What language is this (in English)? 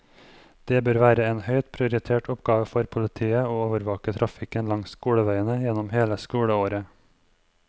Norwegian